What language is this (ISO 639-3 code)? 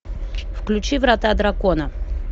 rus